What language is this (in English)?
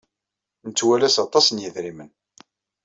Kabyle